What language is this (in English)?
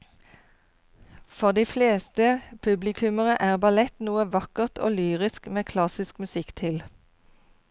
Norwegian